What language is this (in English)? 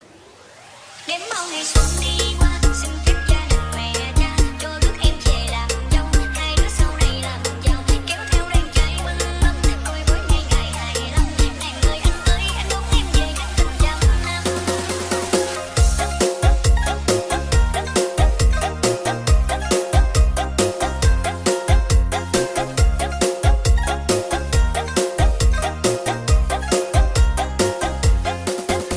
Vietnamese